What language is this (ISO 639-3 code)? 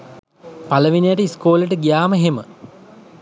sin